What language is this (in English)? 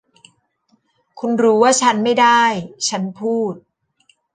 Thai